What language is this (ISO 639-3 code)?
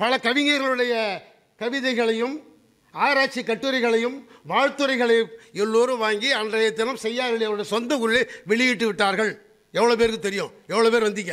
tam